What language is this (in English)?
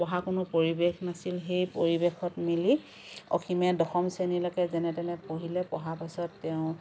Assamese